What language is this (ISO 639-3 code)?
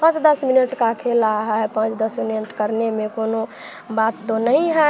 hin